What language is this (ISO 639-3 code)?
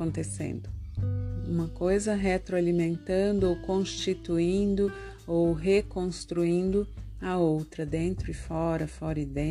por